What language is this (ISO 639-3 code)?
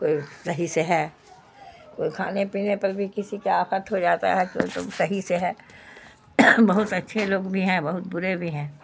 urd